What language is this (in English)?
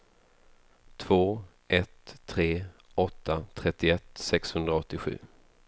Swedish